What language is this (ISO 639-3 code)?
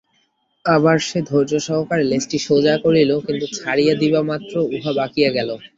ben